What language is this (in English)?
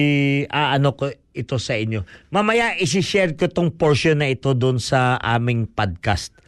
Filipino